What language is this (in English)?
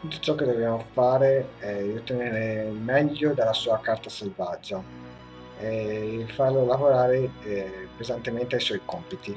Italian